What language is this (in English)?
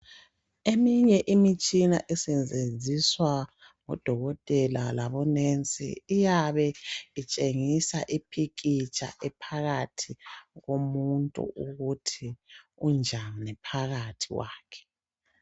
North Ndebele